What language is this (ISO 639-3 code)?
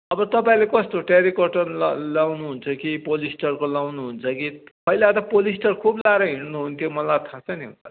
nep